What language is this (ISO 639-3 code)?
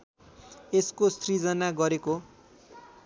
nep